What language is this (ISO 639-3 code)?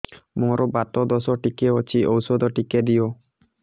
ori